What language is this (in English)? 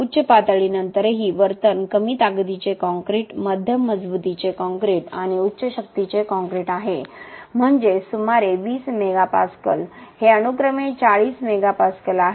Marathi